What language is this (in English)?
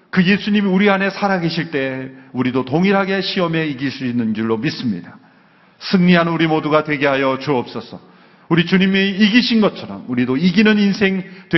Korean